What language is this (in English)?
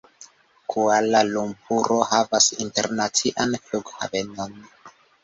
Esperanto